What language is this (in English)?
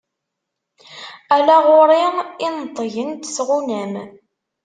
Kabyle